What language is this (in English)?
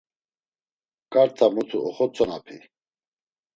Laz